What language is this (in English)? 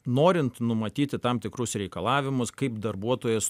Lithuanian